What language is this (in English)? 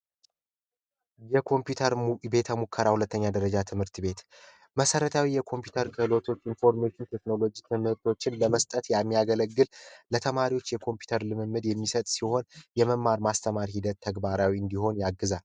Amharic